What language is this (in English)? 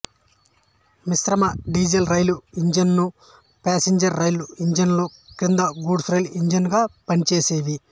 Telugu